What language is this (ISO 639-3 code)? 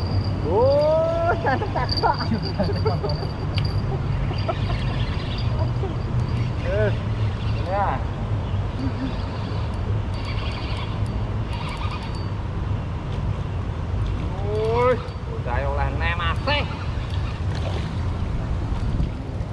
ind